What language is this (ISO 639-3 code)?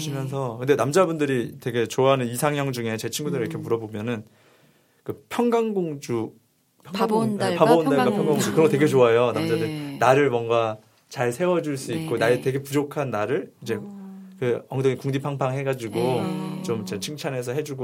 kor